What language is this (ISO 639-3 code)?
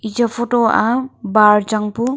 nnp